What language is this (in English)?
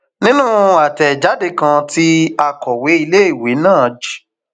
Yoruba